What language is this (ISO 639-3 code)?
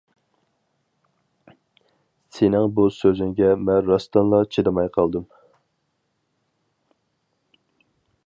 uig